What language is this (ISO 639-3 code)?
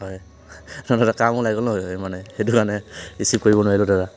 asm